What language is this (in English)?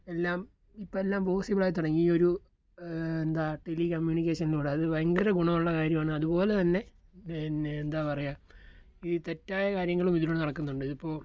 Malayalam